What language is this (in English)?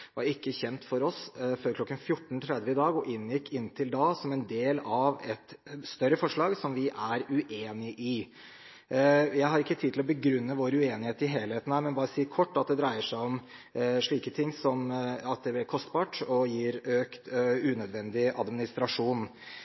Norwegian Bokmål